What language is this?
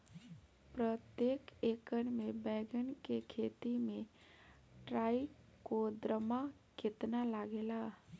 Bhojpuri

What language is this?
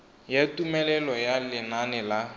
Tswana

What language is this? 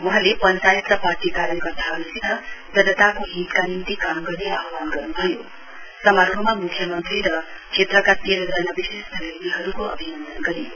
Nepali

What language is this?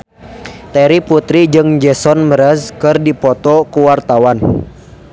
Sundanese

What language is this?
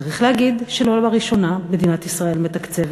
Hebrew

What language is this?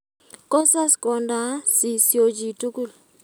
Kalenjin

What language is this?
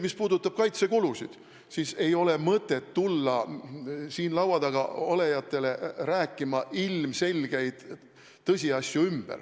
Estonian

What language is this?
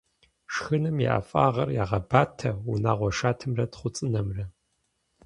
Kabardian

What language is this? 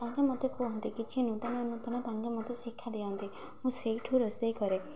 Odia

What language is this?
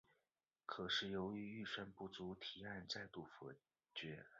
Chinese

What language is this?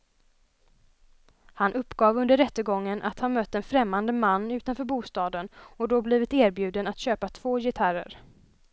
Swedish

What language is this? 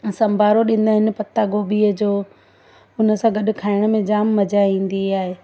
Sindhi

